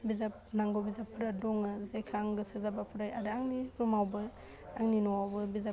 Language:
Bodo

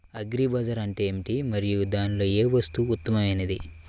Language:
Telugu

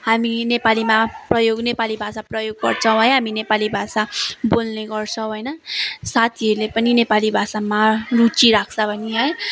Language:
Nepali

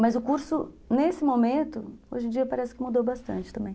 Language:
Portuguese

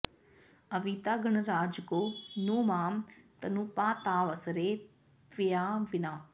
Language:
Sanskrit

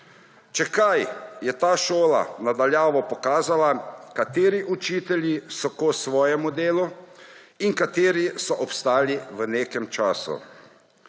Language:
Slovenian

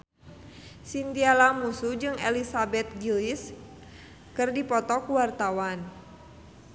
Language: Sundanese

